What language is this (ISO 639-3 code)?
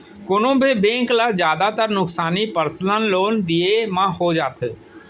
hne